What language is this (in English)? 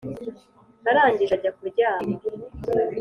Kinyarwanda